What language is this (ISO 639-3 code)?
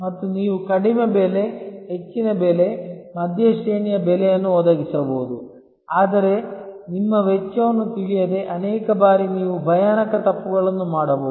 kan